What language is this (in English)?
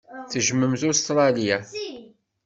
Kabyle